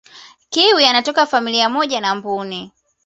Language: Swahili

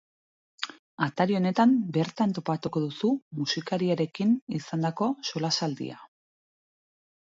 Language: Basque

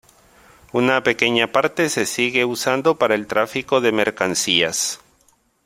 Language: Spanish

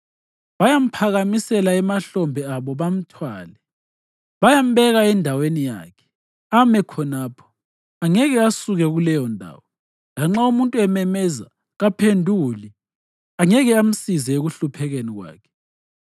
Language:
North Ndebele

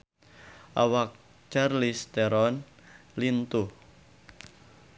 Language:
Sundanese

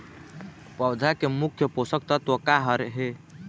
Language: Chhattisgarhi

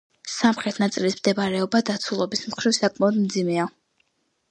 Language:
Georgian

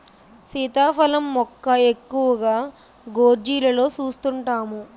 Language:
Telugu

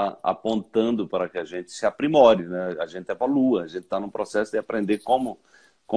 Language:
Portuguese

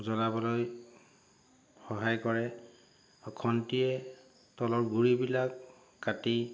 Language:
Assamese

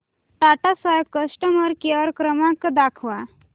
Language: Marathi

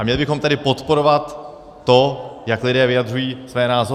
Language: Czech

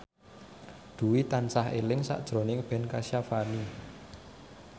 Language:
Javanese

